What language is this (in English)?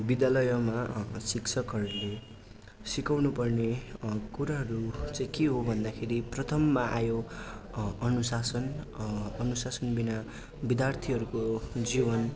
Nepali